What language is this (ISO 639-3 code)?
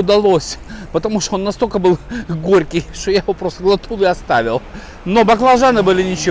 rus